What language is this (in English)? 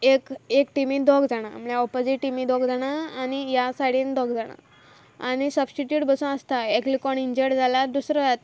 Konkani